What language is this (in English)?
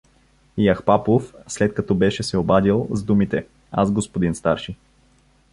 Bulgarian